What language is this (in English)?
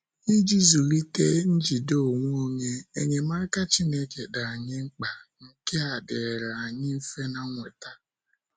Igbo